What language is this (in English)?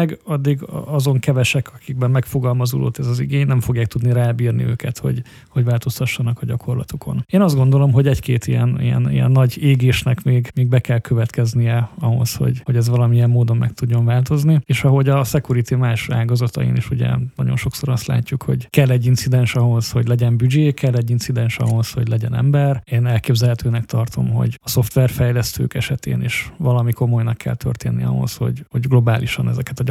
Hungarian